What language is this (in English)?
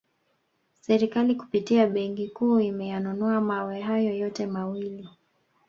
Swahili